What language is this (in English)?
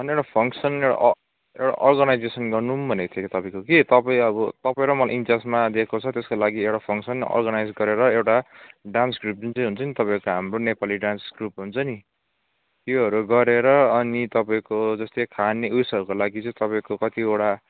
Nepali